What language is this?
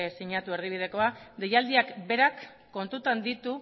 Basque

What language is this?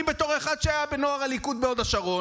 Hebrew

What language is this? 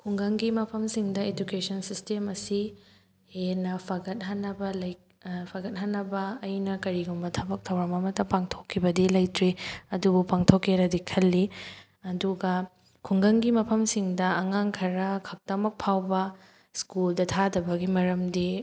Manipuri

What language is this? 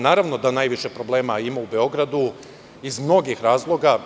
Serbian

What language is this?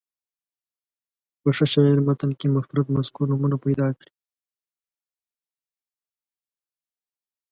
Pashto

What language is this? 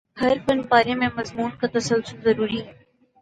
Urdu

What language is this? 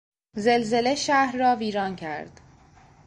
Persian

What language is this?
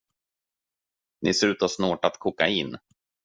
Swedish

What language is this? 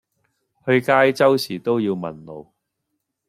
Cantonese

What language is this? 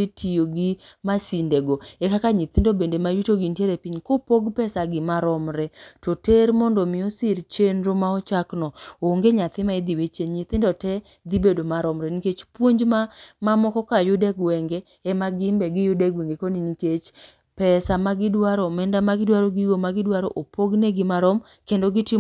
Luo (Kenya and Tanzania)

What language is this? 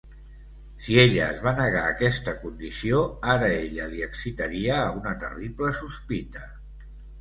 Catalan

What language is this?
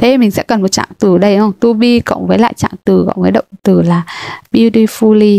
Vietnamese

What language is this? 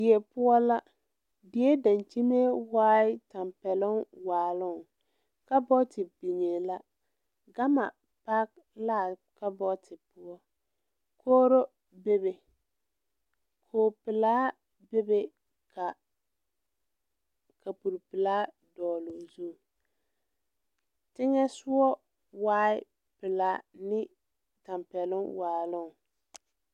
Southern Dagaare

